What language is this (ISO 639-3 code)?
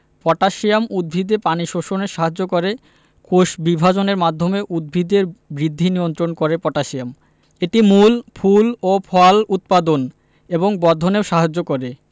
ben